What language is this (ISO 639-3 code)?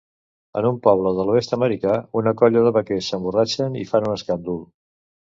cat